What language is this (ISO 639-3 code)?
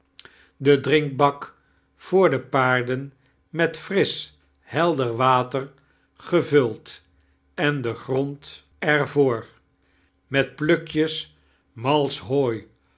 nld